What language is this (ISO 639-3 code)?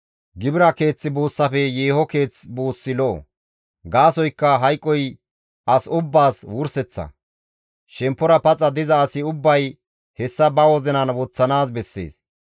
gmv